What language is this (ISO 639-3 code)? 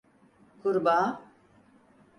tur